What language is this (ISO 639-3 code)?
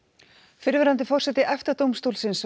isl